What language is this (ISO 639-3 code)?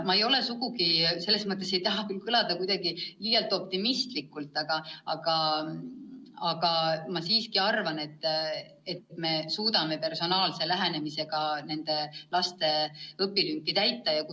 est